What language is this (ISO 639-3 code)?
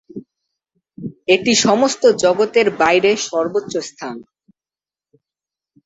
ben